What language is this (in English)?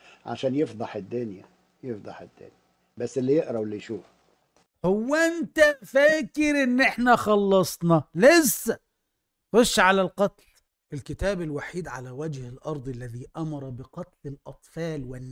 Arabic